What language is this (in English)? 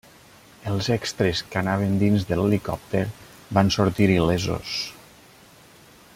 Catalan